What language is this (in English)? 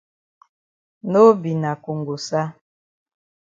Cameroon Pidgin